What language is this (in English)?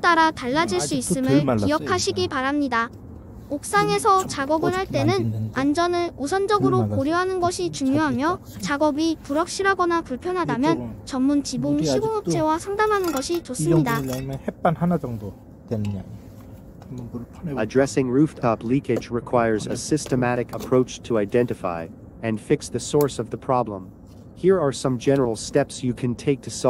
Korean